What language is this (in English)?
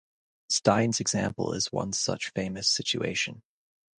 English